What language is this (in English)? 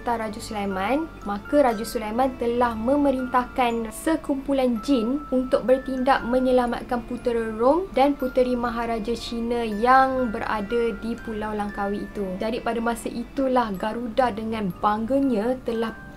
Malay